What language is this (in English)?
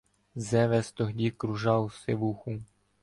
Ukrainian